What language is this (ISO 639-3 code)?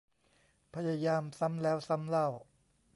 tha